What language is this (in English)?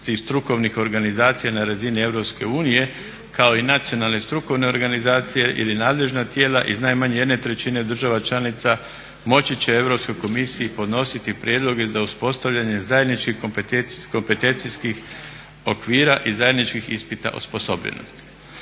Croatian